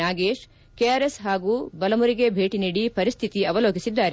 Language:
Kannada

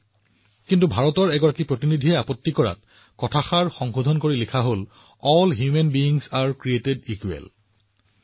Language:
Assamese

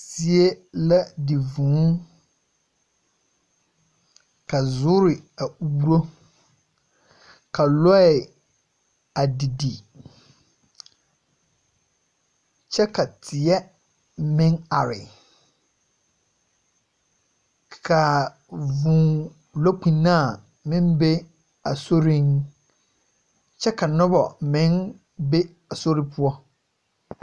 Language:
Southern Dagaare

